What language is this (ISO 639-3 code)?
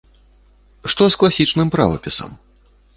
bel